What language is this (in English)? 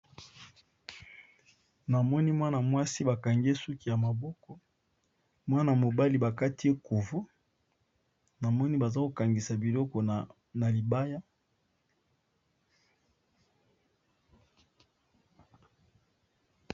Lingala